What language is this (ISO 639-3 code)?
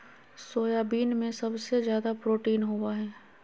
mag